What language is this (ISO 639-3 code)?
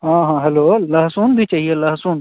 hin